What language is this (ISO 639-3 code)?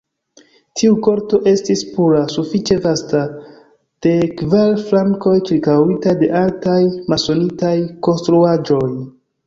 epo